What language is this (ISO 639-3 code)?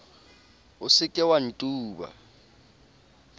sot